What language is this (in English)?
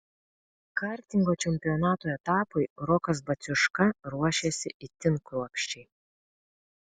Lithuanian